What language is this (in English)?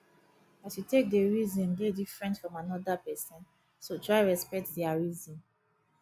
Nigerian Pidgin